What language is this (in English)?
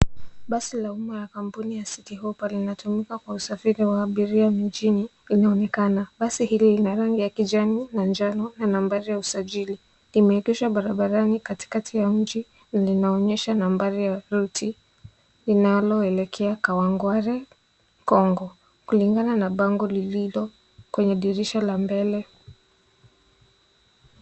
Swahili